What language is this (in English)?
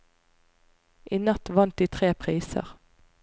Norwegian